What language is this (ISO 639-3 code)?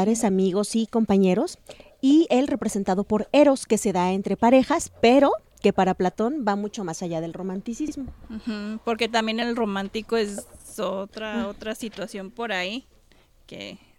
spa